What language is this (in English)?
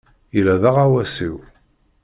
Kabyle